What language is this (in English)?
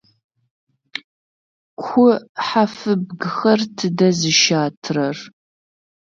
Adyghe